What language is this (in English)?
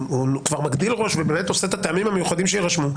Hebrew